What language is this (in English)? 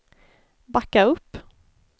Swedish